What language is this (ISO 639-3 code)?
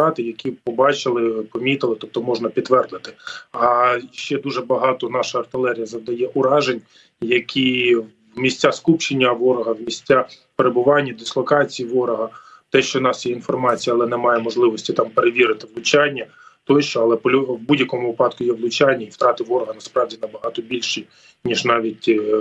ukr